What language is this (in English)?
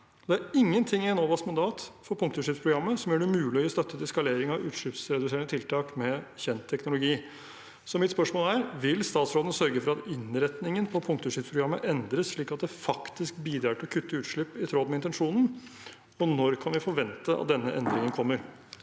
Norwegian